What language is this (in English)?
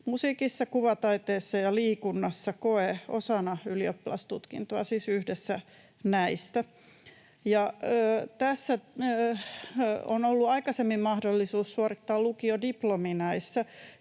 Finnish